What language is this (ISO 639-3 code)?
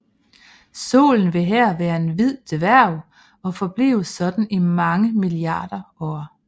dan